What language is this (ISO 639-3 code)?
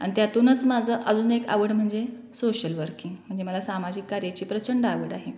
mar